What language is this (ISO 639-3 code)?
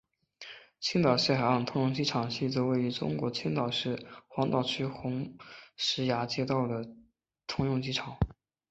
zho